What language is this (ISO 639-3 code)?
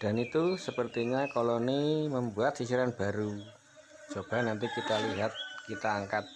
ind